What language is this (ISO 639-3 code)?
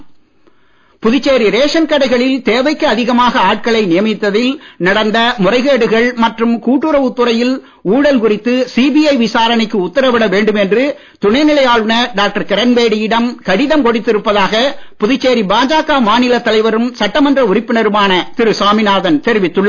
tam